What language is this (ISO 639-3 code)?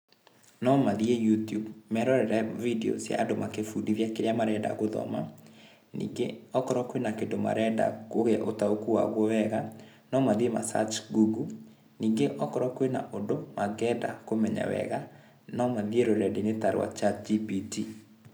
kik